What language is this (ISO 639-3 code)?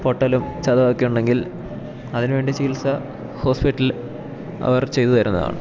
mal